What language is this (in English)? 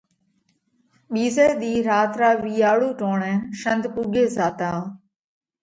Parkari Koli